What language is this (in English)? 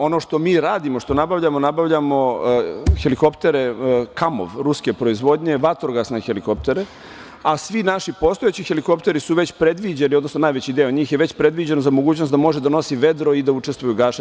Serbian